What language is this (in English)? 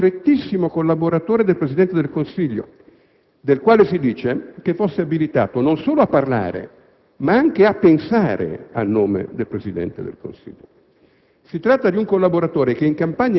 Italian